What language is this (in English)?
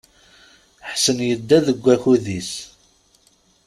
Kabyle